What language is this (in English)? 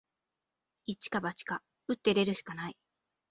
Japanese